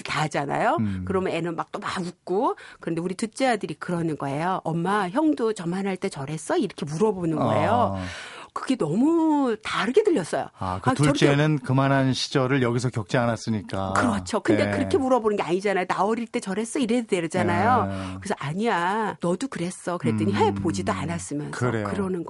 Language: Korean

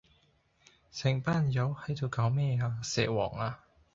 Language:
Cantonese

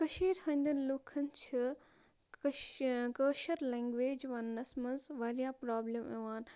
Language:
Kashmiri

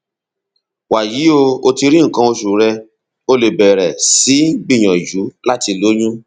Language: Yoruba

